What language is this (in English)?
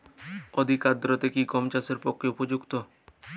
Bangla